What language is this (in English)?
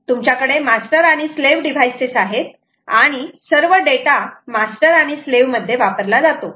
Marathi